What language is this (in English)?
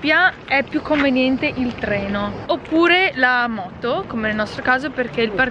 Italian